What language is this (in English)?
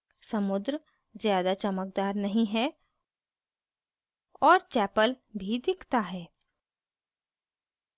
Hindi